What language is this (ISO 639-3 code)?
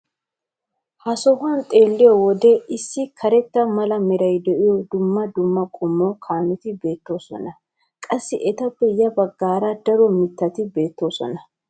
wal